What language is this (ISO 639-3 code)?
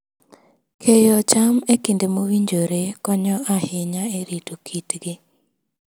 luo